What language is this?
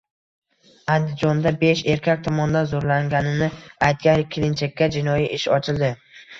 Uzbek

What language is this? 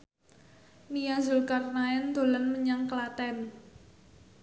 Javanese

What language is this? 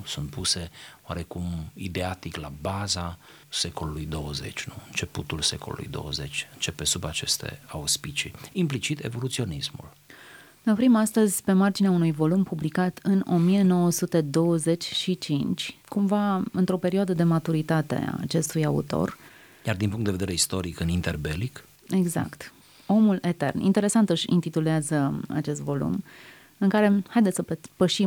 Romanian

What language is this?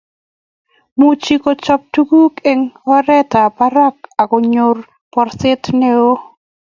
Kalenjin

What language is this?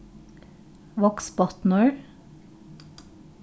Faroese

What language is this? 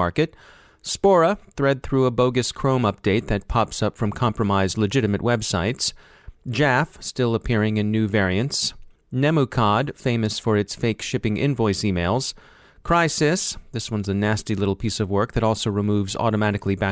English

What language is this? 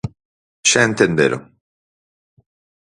Galician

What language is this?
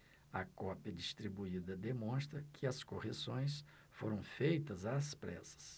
Portuguese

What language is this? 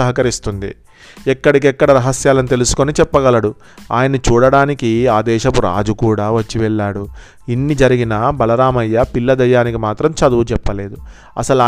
Telugu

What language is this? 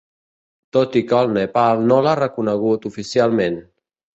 Catalan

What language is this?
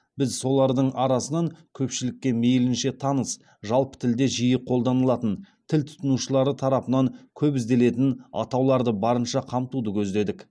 Kazakh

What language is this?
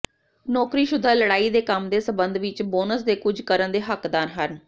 Punjabi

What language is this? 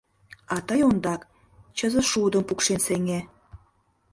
Mari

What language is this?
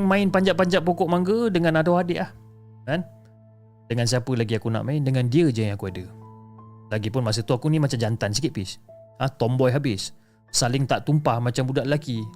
Malay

